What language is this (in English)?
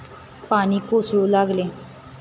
Marathi